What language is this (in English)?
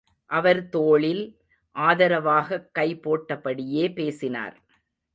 Tamil